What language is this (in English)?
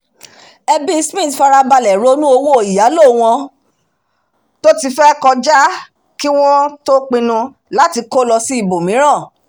Yoruba